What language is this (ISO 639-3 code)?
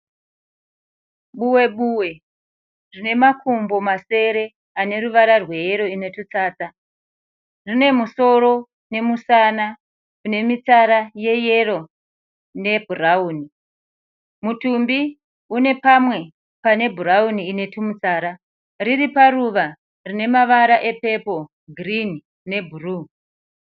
sna